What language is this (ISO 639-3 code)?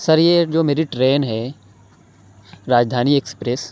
urd